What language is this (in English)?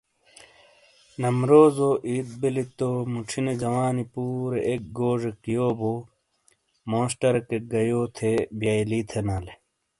Shina